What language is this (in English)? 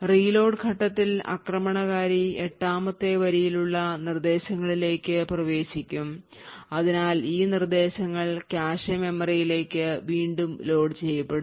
Malayalam